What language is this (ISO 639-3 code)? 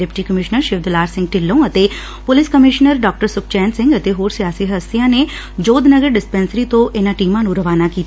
pan